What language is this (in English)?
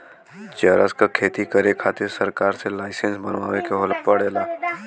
Bhojpuri